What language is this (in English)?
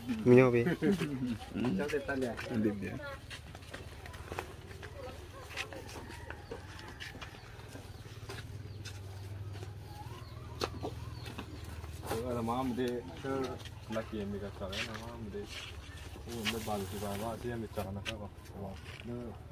Thai